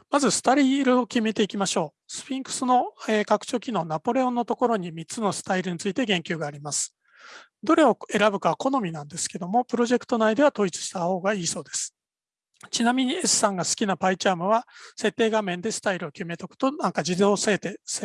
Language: Japanese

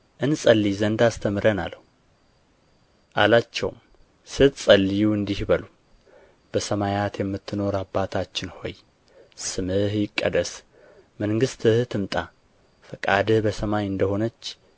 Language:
Amharic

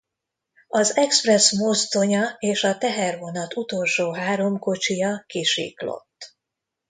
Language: Hungarian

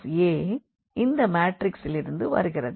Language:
Tamil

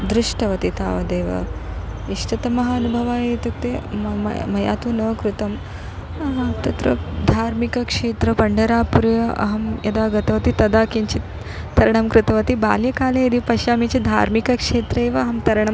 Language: Sanskrit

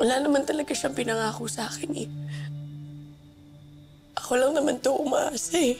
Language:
Filipino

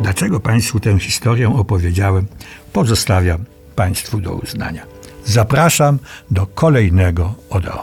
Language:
Polish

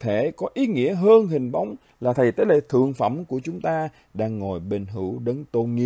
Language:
Vietnamese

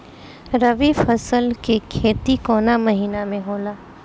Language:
Bhojpuri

